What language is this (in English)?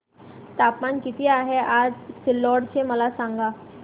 Marathi